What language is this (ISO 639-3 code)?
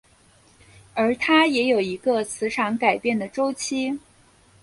zho